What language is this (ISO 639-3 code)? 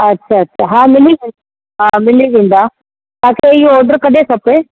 snd